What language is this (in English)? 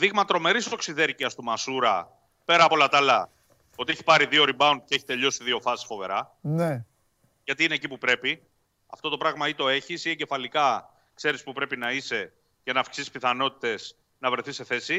Greek